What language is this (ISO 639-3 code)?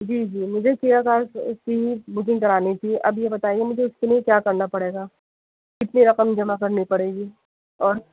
urd